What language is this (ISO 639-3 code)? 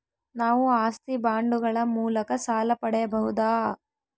kan